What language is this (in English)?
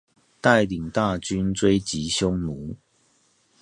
Chinese